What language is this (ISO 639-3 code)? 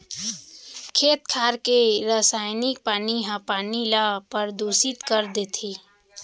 hne